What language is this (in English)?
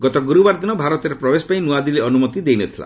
Odia